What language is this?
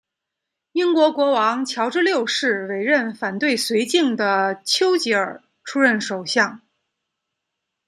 Chinese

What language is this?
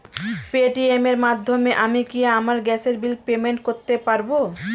Bangla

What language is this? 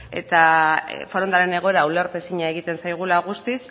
Basque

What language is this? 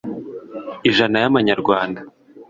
Kinyarwanda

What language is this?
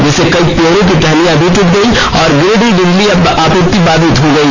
Hindi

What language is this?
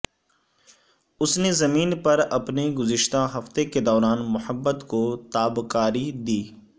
Urdu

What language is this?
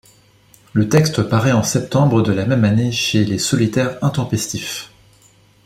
French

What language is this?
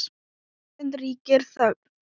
Icelandic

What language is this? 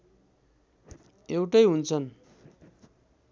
Nepali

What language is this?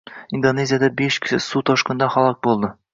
Uzbek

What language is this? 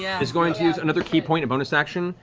English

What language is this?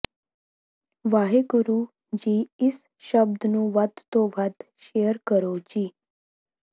Punjabi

